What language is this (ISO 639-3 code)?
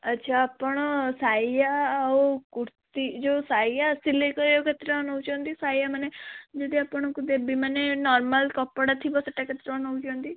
ori